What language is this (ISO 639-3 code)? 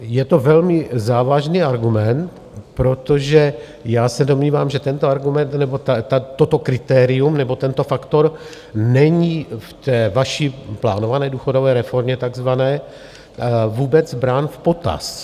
ces